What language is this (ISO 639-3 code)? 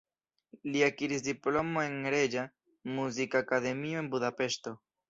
epo